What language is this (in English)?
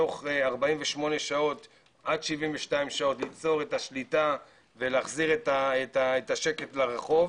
Hebrew